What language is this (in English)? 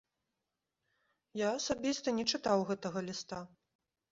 Belarusian